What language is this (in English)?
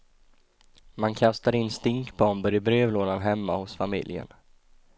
Swedish